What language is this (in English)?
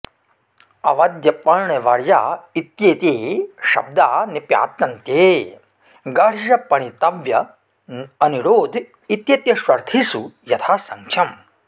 Sanskrit